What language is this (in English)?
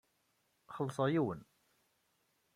Kabyle